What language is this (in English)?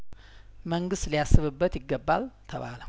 Amharic